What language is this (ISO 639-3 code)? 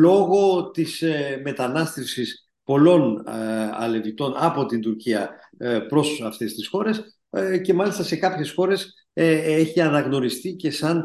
ell